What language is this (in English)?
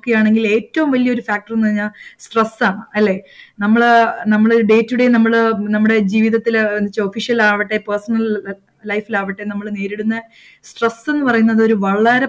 Malayalam